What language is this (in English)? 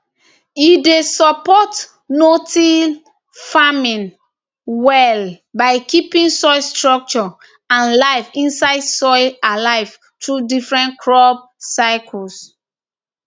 Nigerian Pidgin